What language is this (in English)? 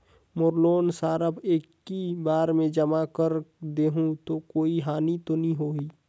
Chhattisgarhi